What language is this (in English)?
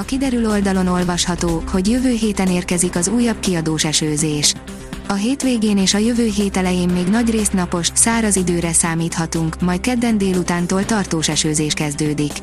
Hungarian